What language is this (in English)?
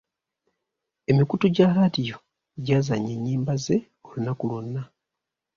Ganda